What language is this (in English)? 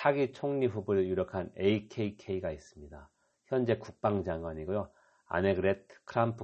Korean